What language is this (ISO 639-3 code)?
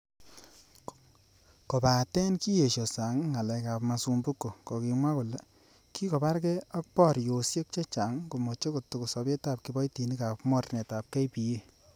kln